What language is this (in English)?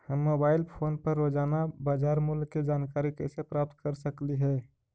Magahi